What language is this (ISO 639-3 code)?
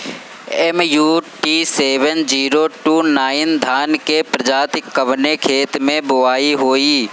bho